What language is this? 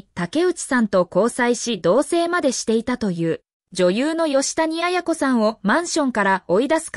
Japanese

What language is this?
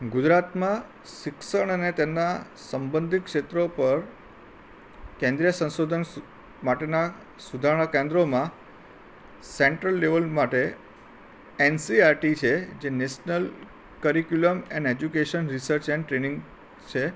Gujarati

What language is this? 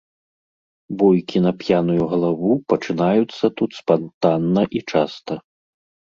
Belarusian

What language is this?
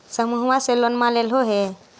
Magahi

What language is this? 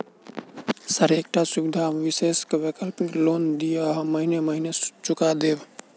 Maithili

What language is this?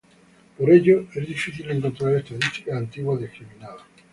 Spanish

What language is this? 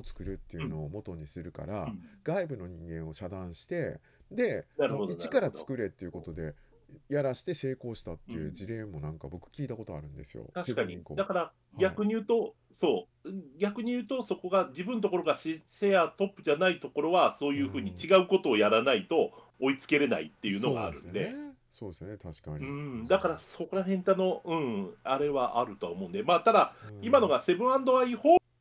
Japanese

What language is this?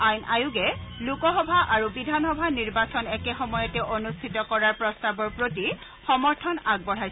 Assamese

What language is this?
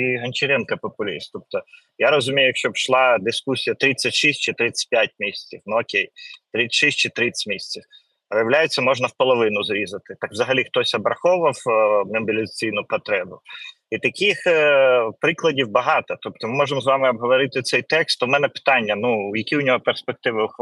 Ukrainian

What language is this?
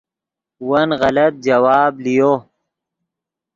Yidgha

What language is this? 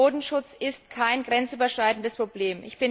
German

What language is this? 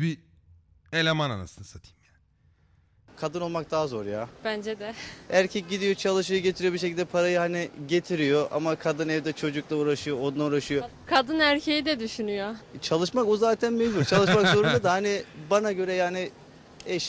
Turkish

